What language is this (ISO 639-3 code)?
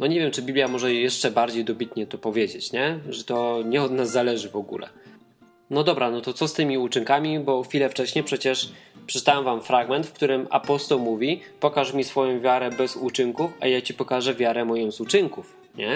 pol